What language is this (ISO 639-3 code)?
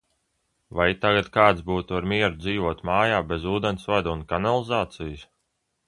lav